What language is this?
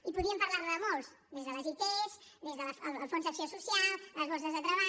Catalan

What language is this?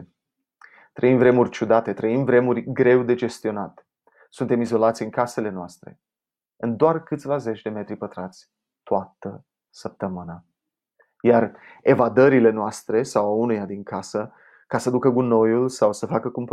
Romanian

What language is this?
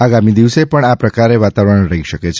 Gujarati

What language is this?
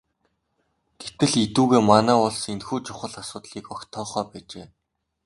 Mongolian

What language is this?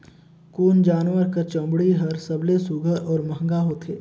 Chhattisgarhi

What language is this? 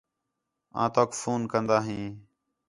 Khetrani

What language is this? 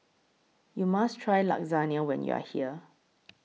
English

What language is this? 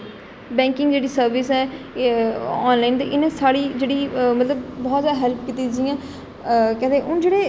Dogri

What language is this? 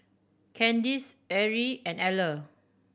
English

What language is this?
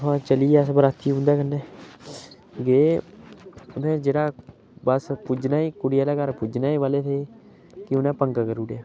Dogri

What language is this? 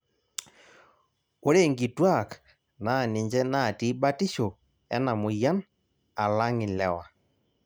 Masai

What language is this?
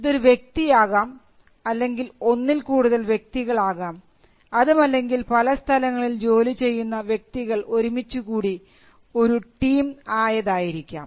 Malayalam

